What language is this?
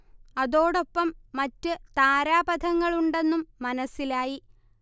Malayalam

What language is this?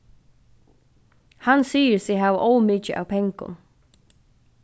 Faroese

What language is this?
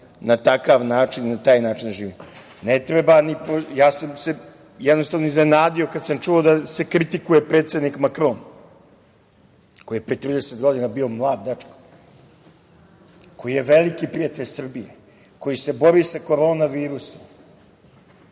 Serbian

